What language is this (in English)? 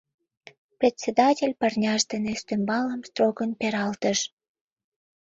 Mari